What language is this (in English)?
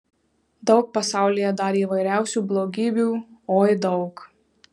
Lithuanian